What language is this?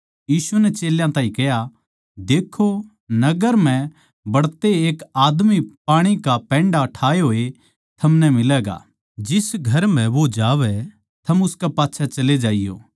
Haryanvi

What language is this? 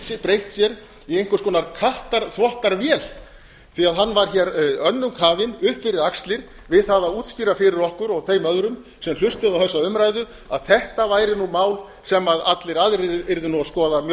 Icelandic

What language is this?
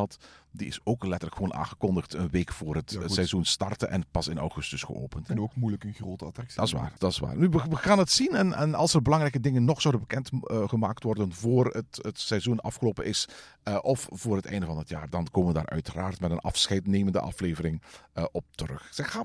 Dutch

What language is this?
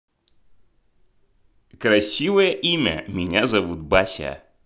Russian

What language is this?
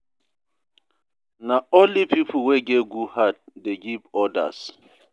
Nigerian Pidgin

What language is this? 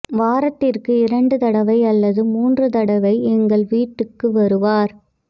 Tamil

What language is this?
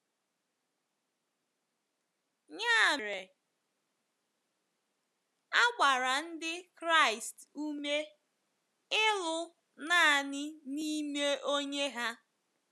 Igbo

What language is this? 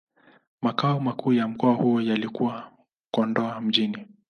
Swahili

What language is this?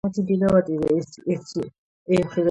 Georgian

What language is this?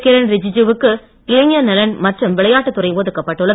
Tamil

